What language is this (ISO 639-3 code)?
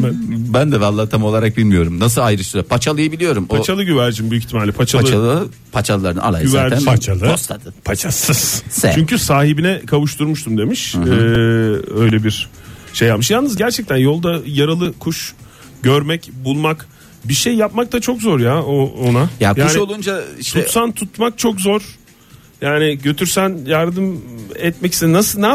tur